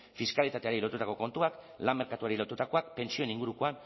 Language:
Basque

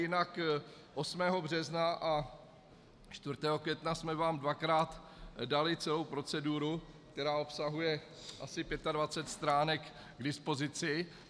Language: Czech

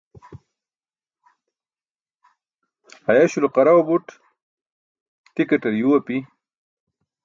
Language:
Burushaski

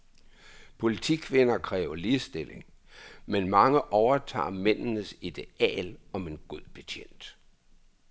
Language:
Danish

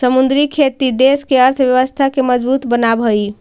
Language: Magahi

